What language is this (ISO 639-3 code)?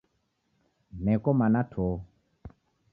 dav